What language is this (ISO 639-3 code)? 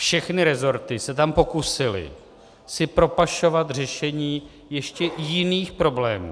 ces